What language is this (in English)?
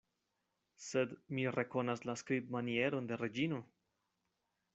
Esperanto